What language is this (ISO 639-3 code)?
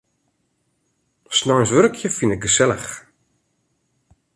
fry